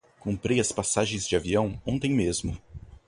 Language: Portuguese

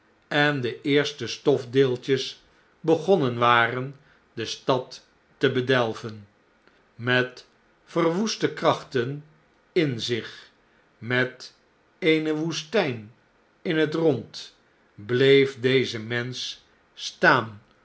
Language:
Dutch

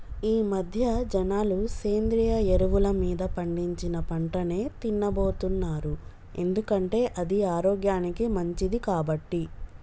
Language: Telugu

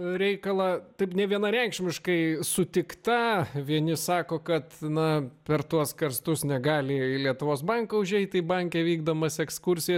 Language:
Lithuanian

